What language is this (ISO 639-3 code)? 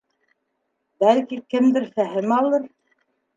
bak